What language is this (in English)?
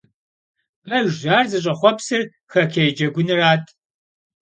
Kabardian